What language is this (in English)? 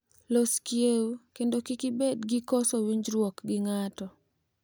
Luo (Kenya and Tanzania)